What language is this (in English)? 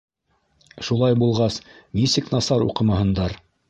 Bashkir